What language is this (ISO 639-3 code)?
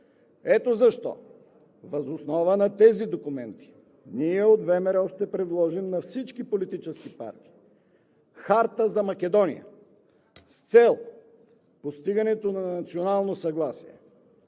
bul